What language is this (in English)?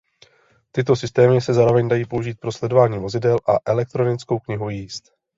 Czech